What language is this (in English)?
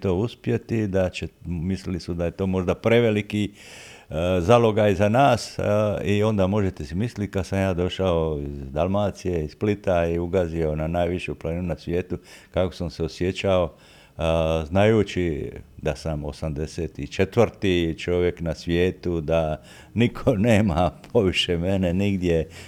Croatian